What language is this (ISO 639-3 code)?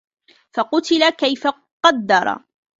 ara